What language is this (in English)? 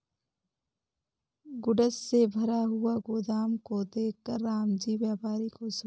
Hindi